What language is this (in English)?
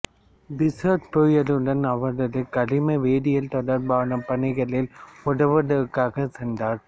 Tamil